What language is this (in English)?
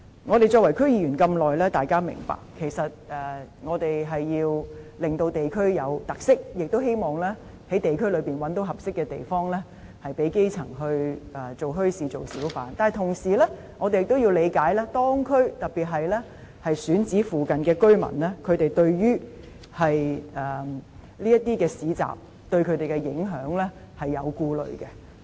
Cantonese